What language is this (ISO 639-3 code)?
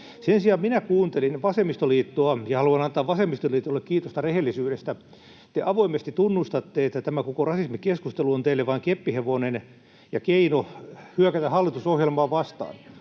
fin